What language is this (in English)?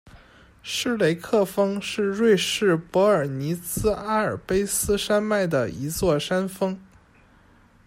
Chinese